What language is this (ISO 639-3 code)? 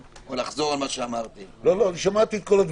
heb